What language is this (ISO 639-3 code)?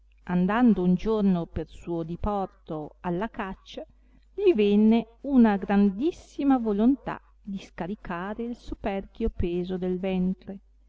ita